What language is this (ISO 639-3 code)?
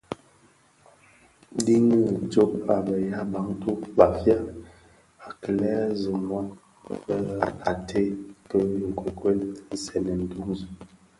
ksf